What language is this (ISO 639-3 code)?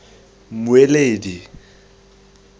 tsn